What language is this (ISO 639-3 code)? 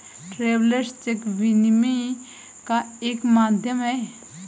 hin